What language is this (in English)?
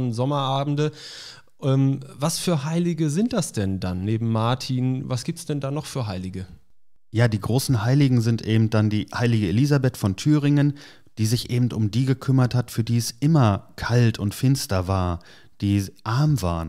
German